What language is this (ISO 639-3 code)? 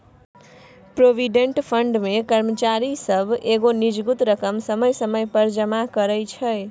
mai